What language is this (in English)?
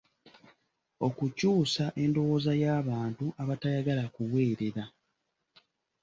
Ganda